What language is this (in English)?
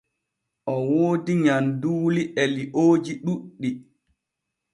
Borgu Fulfulde